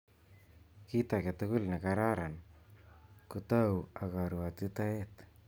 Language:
Kalenjin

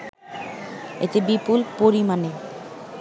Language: Bangla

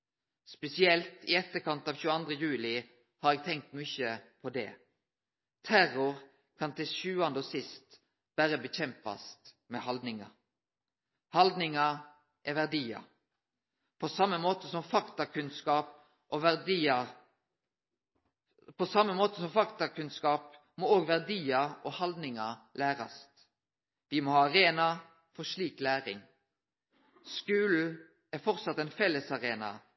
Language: Norwegian Nynorsk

